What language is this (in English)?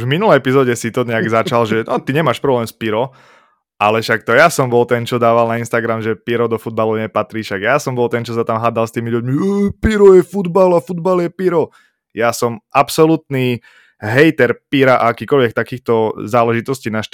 Slovak